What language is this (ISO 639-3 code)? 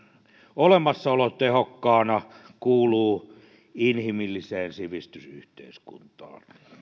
fin